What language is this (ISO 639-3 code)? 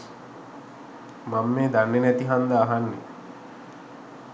sin